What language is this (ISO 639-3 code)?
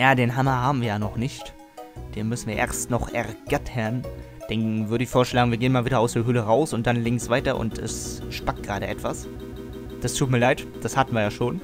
deu